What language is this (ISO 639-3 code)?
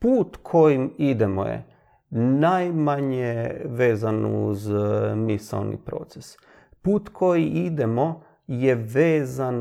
hrv